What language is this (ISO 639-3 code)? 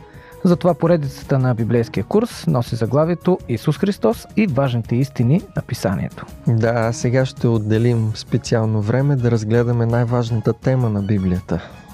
bul